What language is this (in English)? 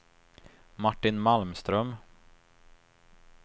Swedish